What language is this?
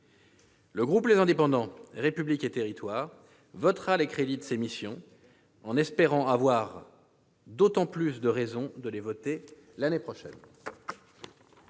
French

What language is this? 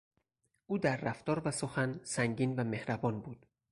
Persian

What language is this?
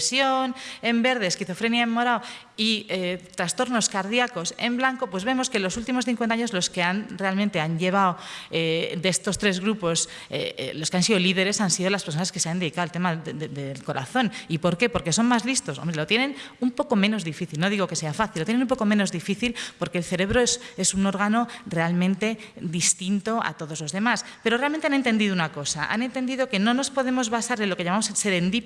Spanish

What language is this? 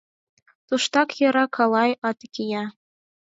Mari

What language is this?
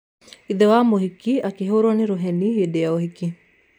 Kikuyu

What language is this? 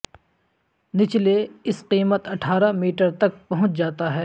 Urdu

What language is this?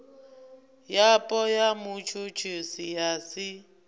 Venda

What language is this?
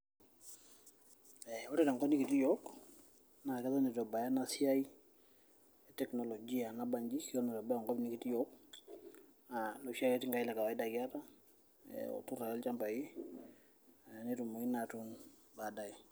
Masai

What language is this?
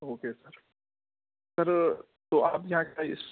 Urdu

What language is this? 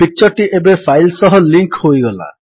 Odia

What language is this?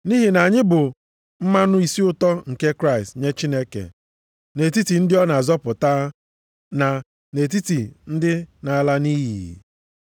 Igbo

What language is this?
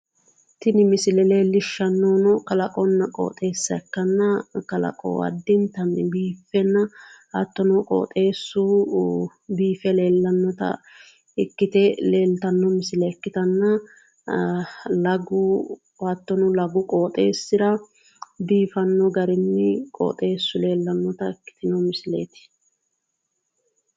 Sidamo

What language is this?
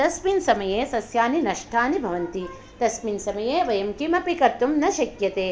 Sanskrit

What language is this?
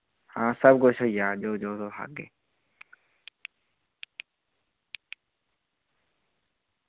Dogri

